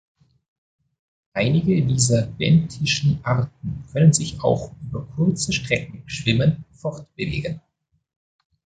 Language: German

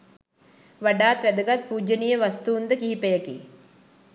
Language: Sinhala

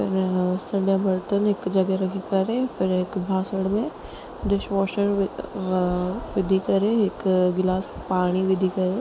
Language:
Sindhi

